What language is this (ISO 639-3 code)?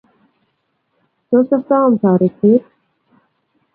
kln